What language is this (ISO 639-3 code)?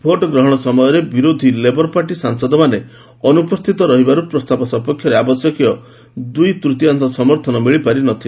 ori